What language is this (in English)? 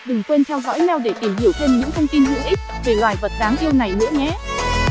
Vietnamese